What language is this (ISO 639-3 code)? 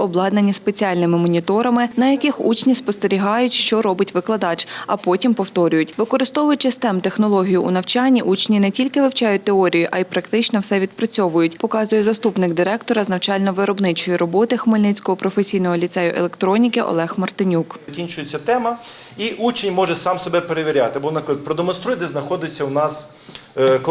ukr